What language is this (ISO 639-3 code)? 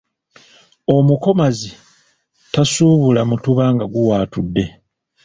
lug